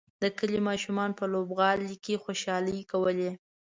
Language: Pashto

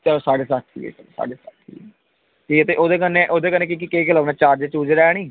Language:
Dogri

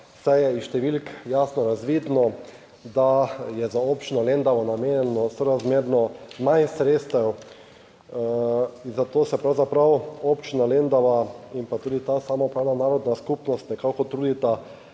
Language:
Slovenian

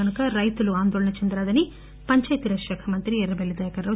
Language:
Telugu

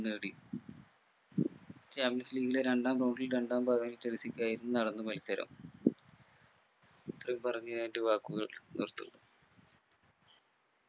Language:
Malayalam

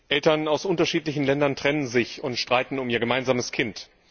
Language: German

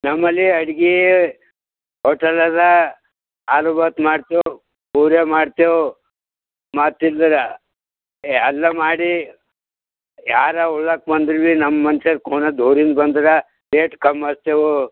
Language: Kannada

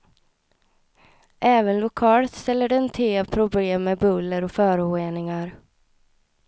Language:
Swedish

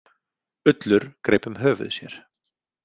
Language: Icelandic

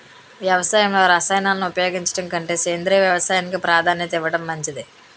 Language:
Telugu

